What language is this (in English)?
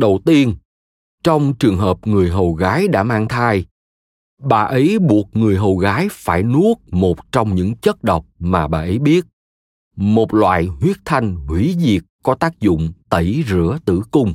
Vietnamese